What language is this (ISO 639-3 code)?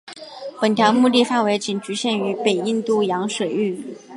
zho